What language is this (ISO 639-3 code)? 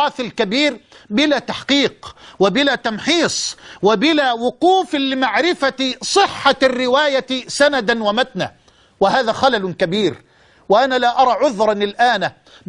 ara